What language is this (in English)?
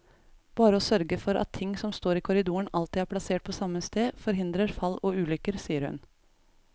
Norwegian